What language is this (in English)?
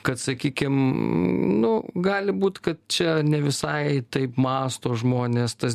Lithuanian